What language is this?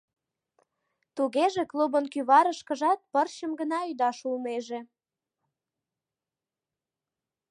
Mari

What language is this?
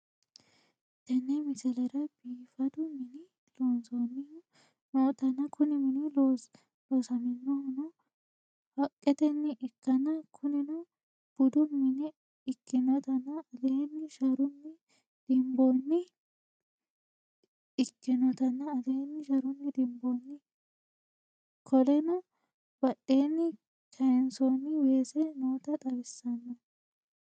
Sidamo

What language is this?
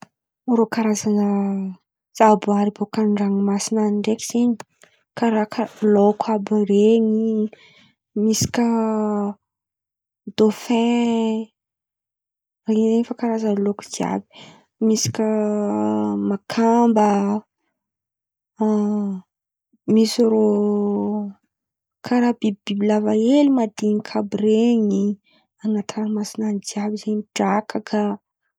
Antankarana Malagasy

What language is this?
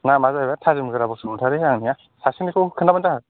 Bodo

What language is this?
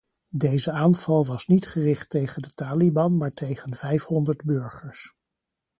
Dutch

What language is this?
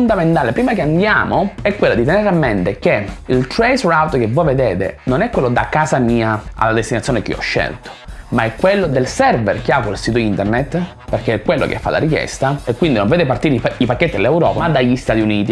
Italian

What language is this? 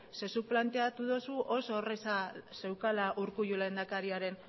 Basque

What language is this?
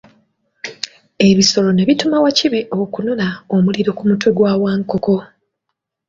Ganda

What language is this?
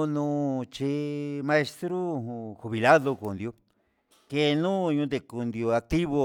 Huitepec Mixtec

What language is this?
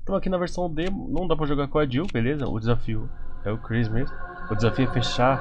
Portuguese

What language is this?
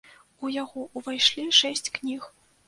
Belarusian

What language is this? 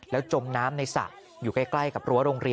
Thai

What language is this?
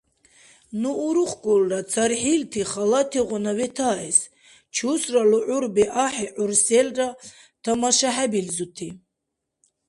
Dargwa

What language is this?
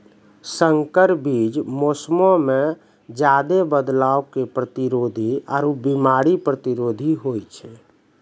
Maithili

